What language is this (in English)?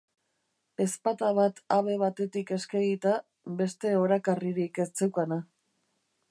Basque